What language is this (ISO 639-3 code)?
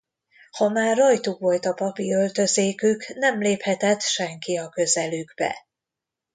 hun